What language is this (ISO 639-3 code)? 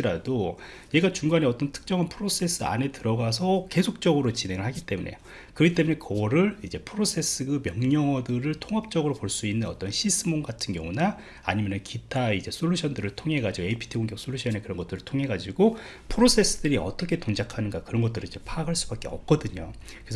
kor